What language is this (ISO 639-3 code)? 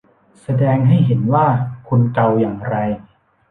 tha